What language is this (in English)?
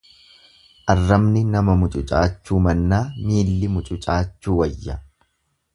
Oromo